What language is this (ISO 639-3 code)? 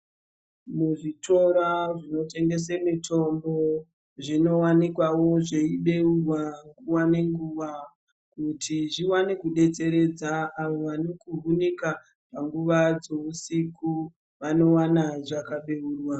ndc